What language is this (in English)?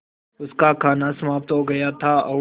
Hindi